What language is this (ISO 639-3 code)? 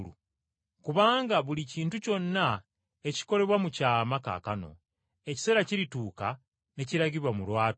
lug